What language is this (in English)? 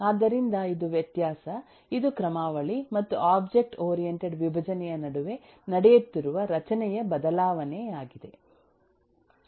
Kannada